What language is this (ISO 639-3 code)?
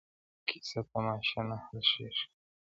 pus